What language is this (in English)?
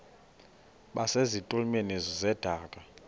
Xhosa